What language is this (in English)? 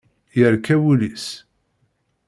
Kabyle